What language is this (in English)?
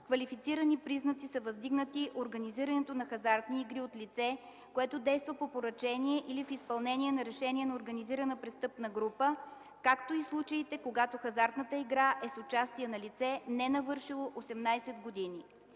Bulgarian